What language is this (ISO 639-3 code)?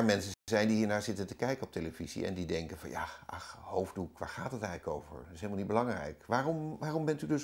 nld